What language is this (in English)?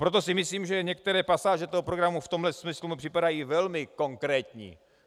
Czech